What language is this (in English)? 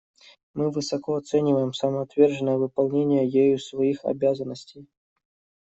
Russian